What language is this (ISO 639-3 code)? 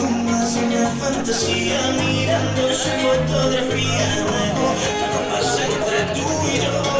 ara